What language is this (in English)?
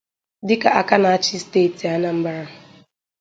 Igbo